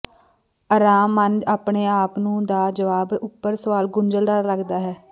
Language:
Punjabi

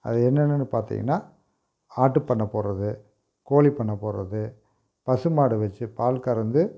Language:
Tamil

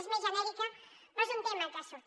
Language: Catalan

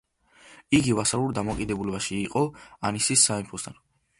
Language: Georgian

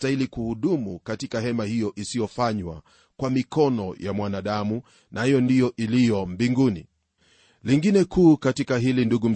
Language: Swahili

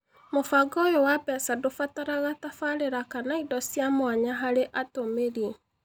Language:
Kikuyu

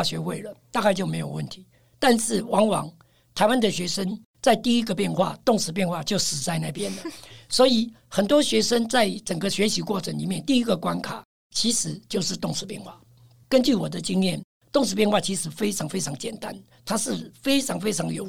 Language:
Chinese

